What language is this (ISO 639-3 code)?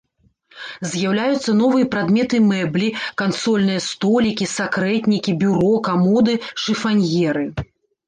bel